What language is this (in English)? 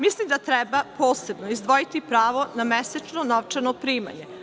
Serbian